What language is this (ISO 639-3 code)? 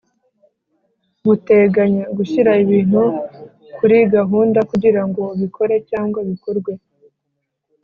kin